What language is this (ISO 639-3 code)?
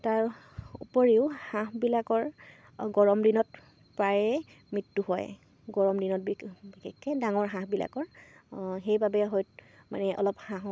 asm